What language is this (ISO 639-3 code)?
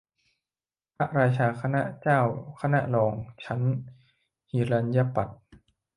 tha